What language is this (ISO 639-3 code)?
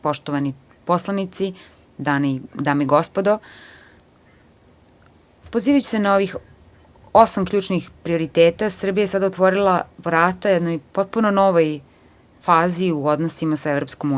srp